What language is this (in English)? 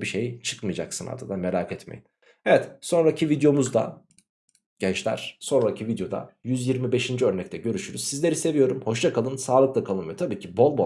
Turkish